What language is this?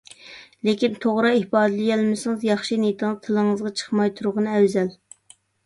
Uyghur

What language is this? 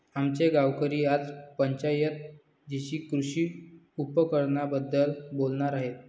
Marathi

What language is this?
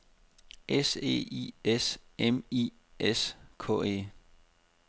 Danish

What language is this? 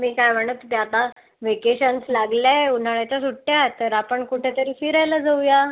Marathi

